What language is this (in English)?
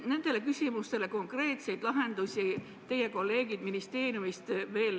Estonian